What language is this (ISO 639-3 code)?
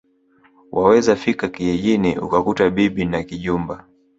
swa